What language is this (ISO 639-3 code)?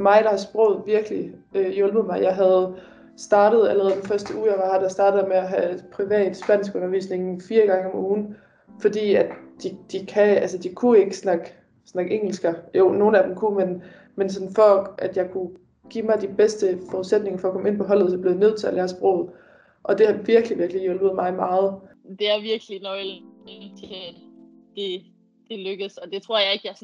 dan